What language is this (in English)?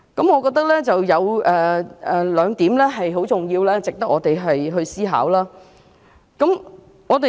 Cantonese